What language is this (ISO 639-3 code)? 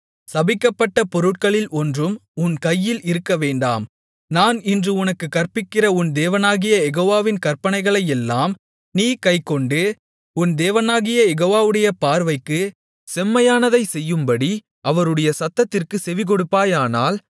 tam